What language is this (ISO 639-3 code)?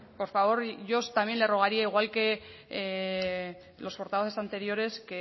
spa